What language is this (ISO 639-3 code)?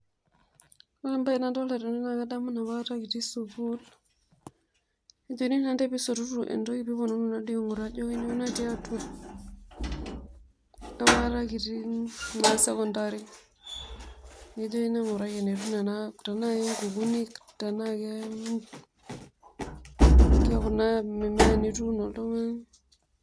mas